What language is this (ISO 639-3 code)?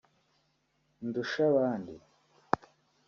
kin